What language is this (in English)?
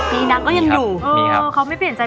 Thai